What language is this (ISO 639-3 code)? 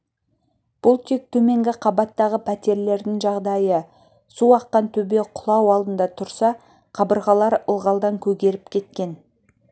kaz